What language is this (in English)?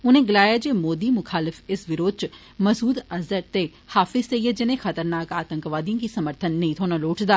Dogri